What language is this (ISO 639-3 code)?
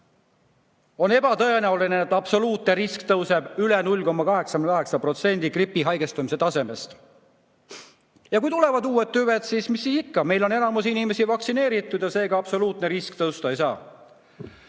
est